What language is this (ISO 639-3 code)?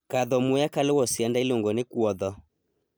luo